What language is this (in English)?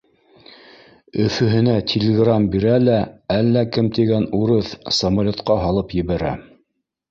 Bashkir